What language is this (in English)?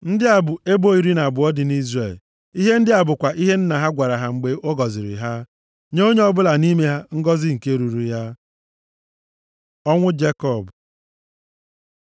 Igbo